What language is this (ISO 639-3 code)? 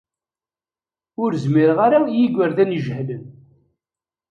kab